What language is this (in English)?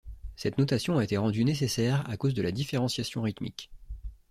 French